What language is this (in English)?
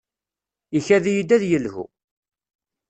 Kabyle